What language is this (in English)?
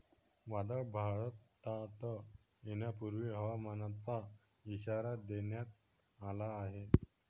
Marathi